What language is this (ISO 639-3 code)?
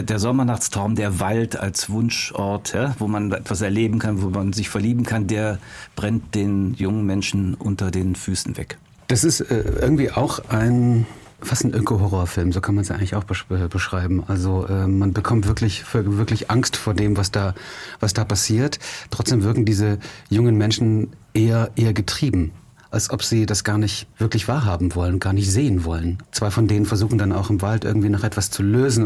deu